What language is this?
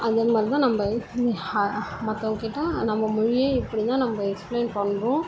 Tamil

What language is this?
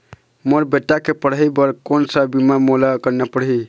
Chhattisgarhi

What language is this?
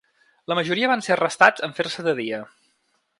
Catalan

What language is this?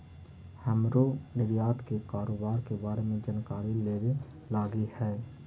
Magahi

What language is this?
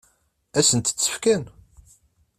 Kabyle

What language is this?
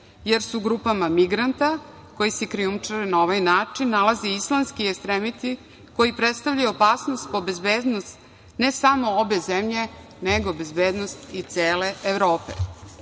Serbian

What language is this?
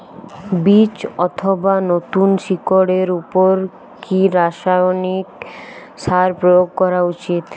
Bangla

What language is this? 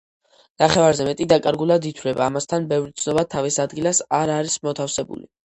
Georgian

